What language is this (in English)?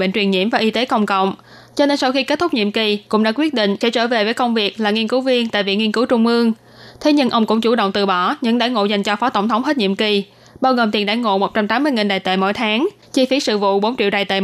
Vietnamese